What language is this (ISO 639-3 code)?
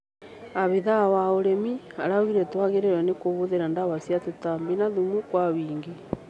kik